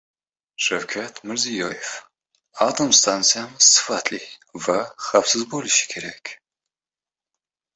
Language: Uzbek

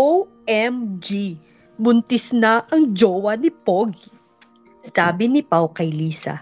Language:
Filipino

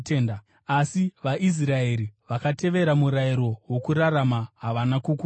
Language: Shona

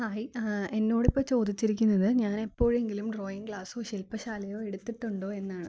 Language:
Malayalam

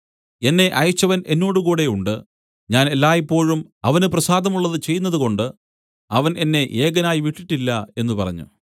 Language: Malayalam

